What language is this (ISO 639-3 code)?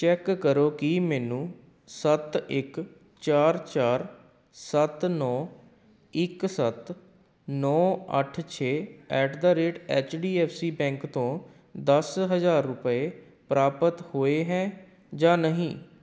pan